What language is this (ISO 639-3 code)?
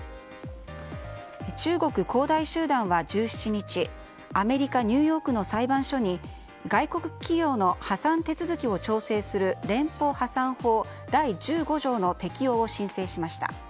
jpn